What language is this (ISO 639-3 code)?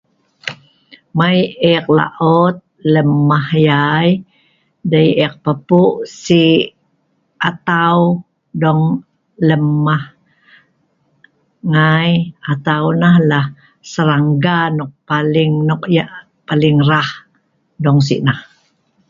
snv